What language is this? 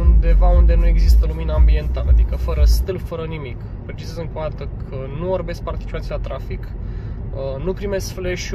Romanian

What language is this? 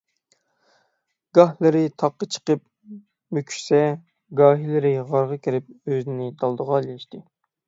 Uyghur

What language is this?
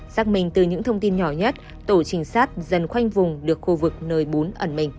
Vietnamese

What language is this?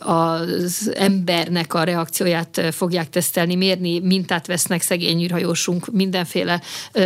Hungarian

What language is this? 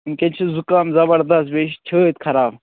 Kashmiri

